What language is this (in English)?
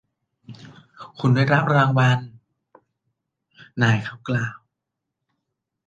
Thai